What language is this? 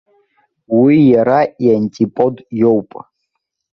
Abkhazian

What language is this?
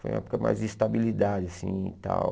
Portuguese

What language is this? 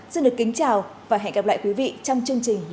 Vietnamese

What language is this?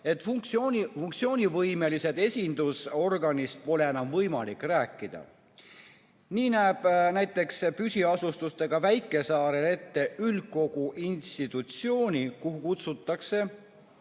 Estonian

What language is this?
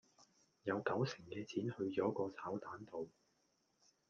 Cantonese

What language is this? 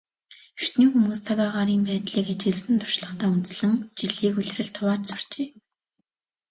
Mongolian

